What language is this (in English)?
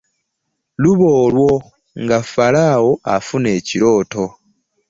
Ganda